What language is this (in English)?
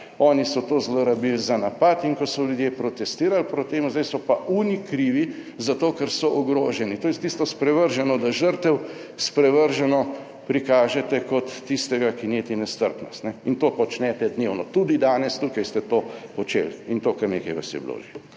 Slovenian